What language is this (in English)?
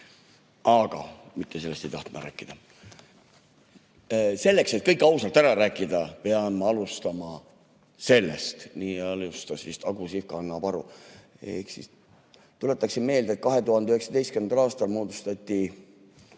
Estonian